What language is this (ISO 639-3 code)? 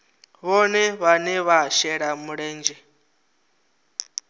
ven